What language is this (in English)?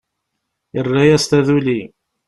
Kabyle